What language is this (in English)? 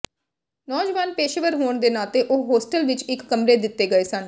Punjabi